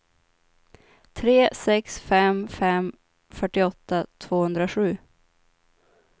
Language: Swedish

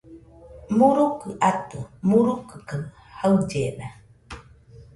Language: Nüpode Huitoto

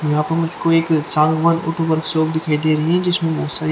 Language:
Hindi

